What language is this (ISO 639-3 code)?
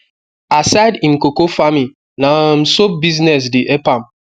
pcm